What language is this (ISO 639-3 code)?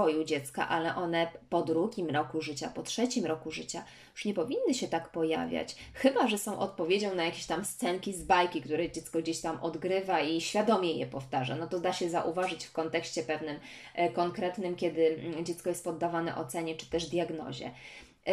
pol